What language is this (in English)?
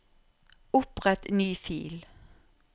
Norwegian